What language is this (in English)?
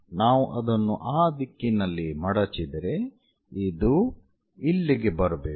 Kannada